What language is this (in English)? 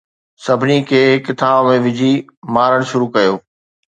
Sindhi